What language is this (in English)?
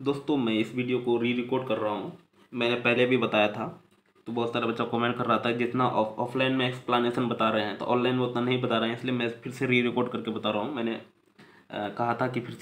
Hindi